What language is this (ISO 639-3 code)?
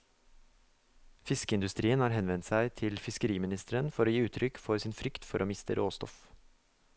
nor